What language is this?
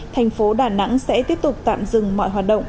Vietnamese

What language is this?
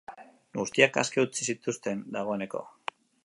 Basque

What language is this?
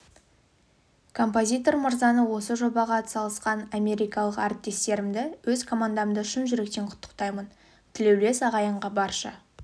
Kazakh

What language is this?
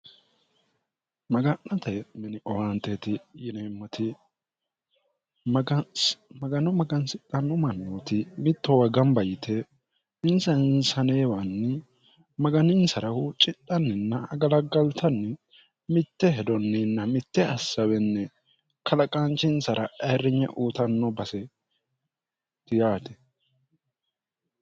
Sidamo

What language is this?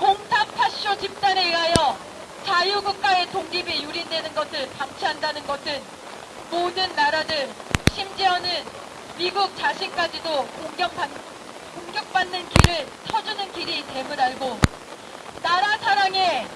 Korean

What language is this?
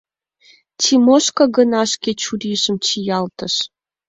Mari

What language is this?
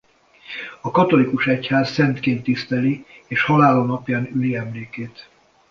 Hungarian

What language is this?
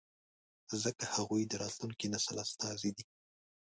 Pashto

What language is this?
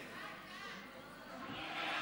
Hebrew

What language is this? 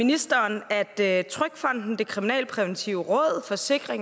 Danish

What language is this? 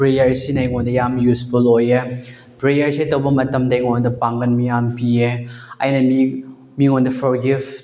Manipuri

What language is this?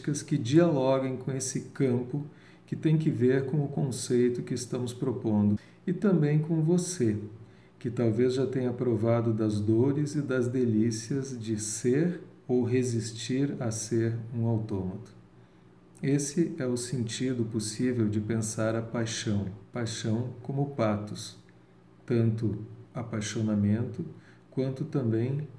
Portuguese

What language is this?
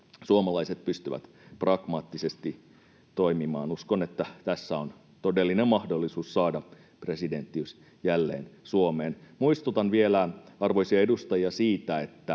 Finnish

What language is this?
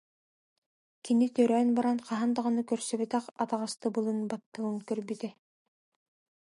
Yakut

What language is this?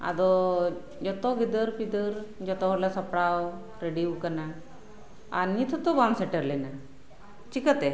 Santali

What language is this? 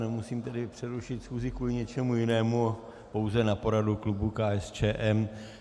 Czech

